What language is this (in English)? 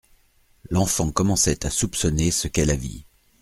French